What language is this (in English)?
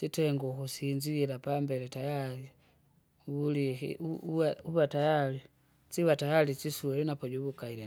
Kinga